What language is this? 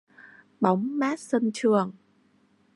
Vietnamese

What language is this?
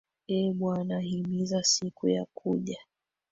Swahili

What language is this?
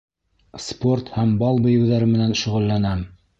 Bashkir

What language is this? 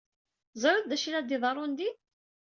Kabyle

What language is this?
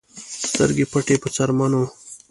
Pashto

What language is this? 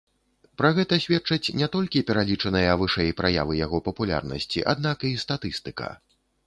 Belarusian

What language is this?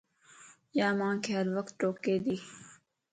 Lasi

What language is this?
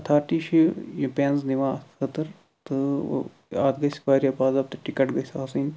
Kashmiri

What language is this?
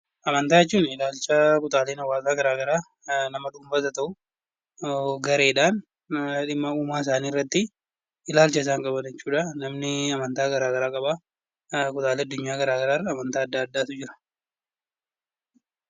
Oromo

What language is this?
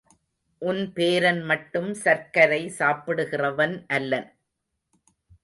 Tamil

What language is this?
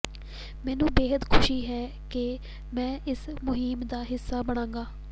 Punjabi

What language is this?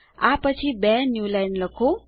Gujarati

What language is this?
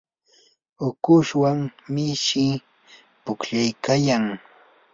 Yanahuanca Pasco Quechua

